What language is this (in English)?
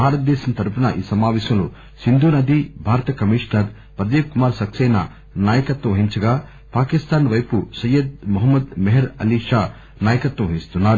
Telugu